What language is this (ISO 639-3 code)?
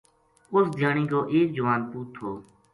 gju